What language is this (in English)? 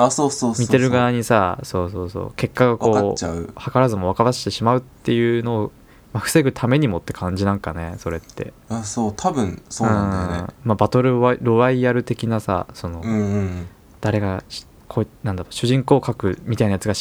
Japanese